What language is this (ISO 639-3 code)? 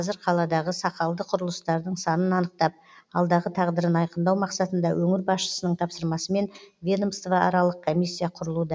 kaz